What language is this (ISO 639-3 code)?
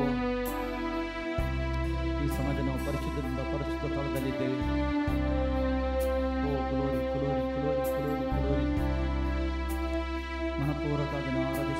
ron